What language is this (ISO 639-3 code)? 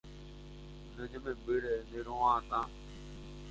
grn